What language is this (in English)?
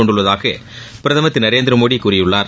Tamil